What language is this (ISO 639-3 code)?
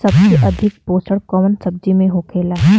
bho